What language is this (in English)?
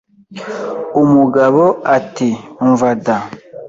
Kinyarwanda